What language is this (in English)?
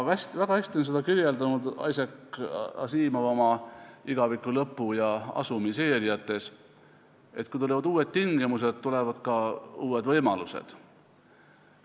Estonian